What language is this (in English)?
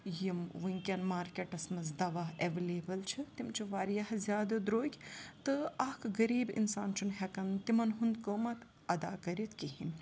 Kashmiri